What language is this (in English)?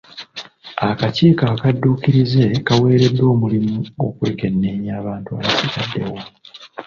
Ganda